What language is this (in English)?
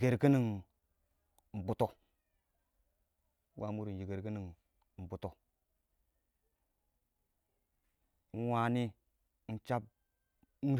Awak